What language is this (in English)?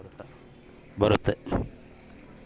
Kannada